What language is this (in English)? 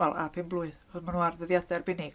Welsh